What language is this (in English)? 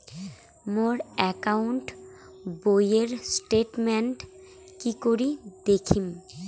Bangla